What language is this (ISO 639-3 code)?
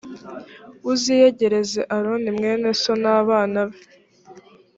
kin